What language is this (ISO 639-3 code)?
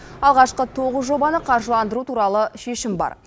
kaz